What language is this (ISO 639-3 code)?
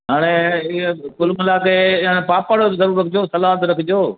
snd